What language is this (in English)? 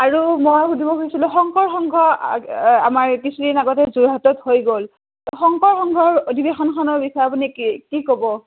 Assamese